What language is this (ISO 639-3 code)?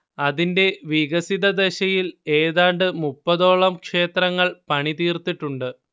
mal